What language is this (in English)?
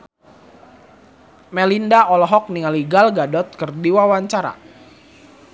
Sundanese